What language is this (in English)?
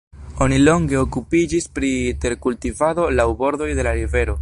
Esperanto